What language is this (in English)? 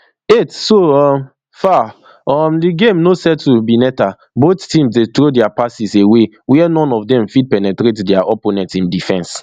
Nigerian Pidgin